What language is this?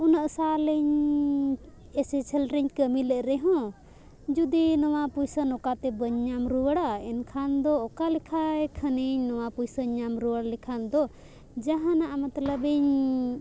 Santali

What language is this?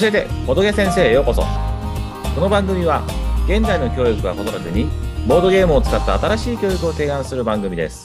Japanese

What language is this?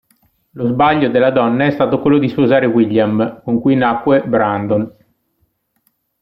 Italian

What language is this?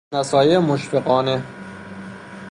Persian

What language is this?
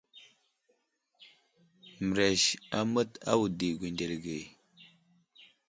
Wuzlam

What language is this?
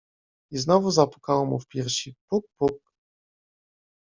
Polish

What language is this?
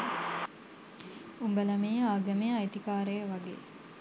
Sinhala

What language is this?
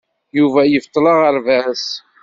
Kabyle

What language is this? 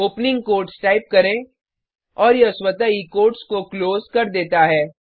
Hindi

